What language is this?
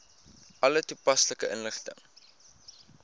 Afrikaans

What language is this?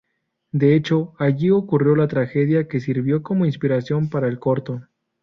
Spanish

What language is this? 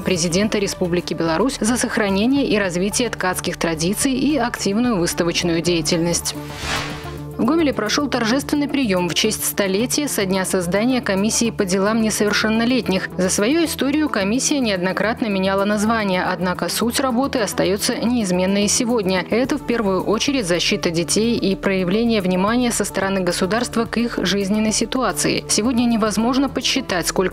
Russian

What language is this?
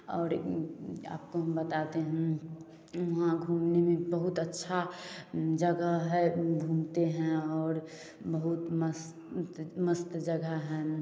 Hindi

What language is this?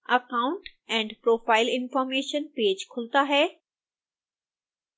Hindi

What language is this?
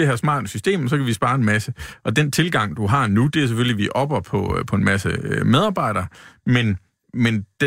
Danish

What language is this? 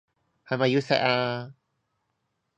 Cantonese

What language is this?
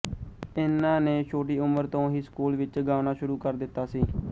Punjabi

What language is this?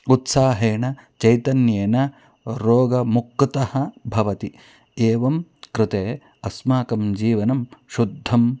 Sanskrit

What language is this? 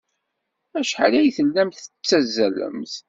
Kabyle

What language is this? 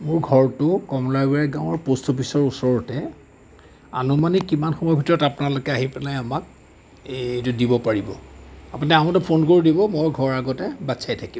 Assamese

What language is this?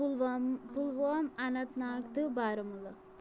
Kashmiri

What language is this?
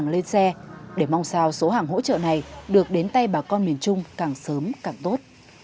Vietnamese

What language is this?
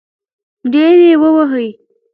Pashto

